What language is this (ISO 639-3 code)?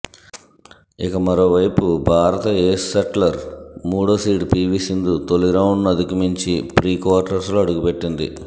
tel